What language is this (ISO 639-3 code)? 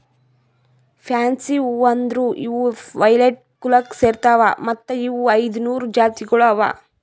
kan